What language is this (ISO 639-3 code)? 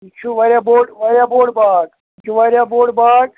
kas